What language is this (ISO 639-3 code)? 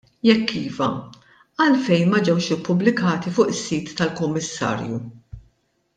mlt